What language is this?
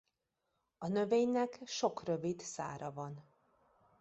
Hungarian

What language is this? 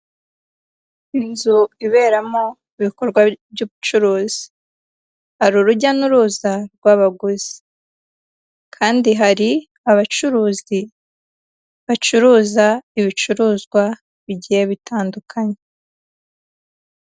Kinyarwanda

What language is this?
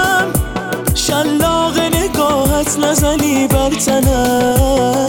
Persian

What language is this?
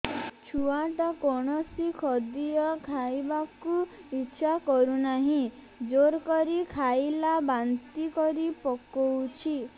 Odia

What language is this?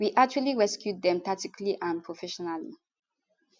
Nigerian Pidgin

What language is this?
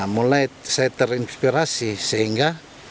Indonesian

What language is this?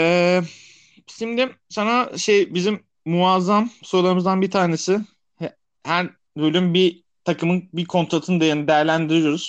Turkish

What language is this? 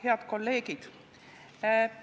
Estonian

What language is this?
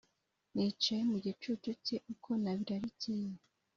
Kinyarwanda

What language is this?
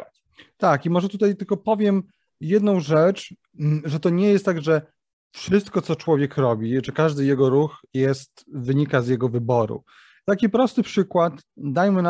Polish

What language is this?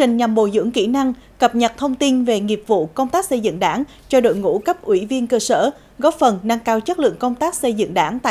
Vietnamese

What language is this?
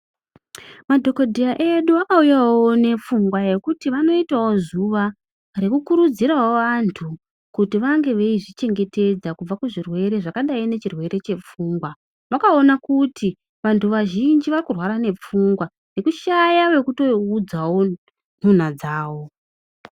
Ndau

